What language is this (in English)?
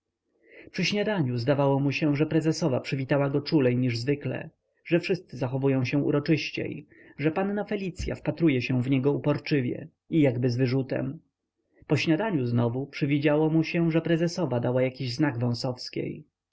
Polish